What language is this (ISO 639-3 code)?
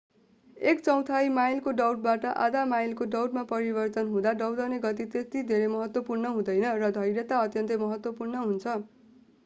nep